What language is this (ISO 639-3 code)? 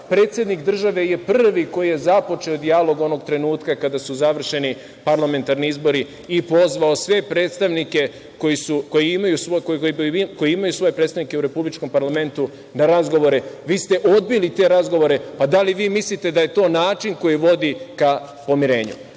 srp